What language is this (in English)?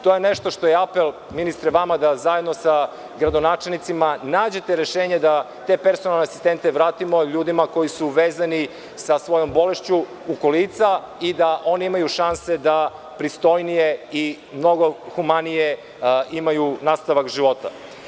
Serbian